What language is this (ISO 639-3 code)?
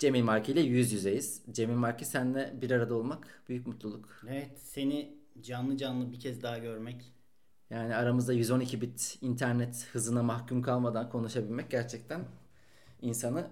tur